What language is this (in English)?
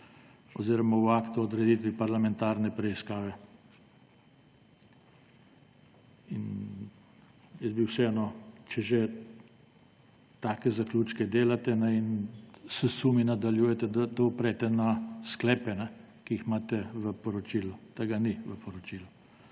Slovenian